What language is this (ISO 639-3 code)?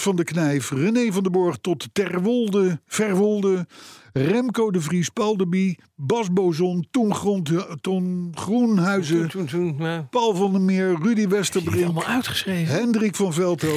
nld